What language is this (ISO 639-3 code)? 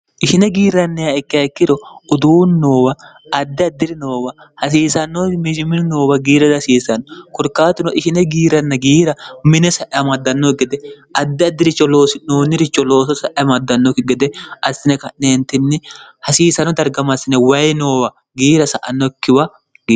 sid